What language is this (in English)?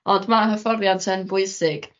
Welsh